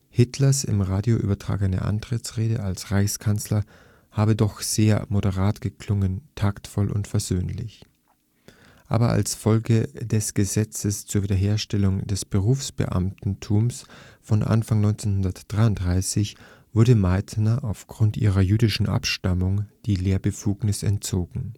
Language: German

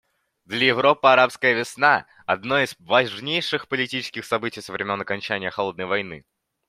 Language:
Russian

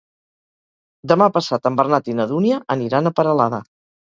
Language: Catalan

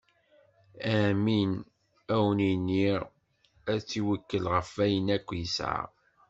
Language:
Kabyle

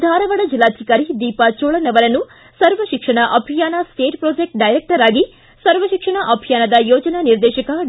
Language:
Kannada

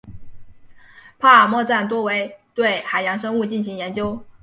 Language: Chinese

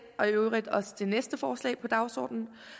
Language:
Danish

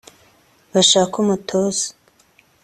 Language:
Kinyarwanda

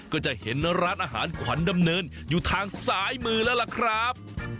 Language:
Thai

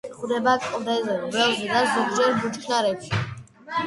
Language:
Georgian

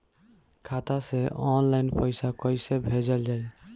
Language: Bhojpuri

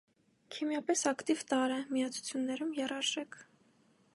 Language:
Armenian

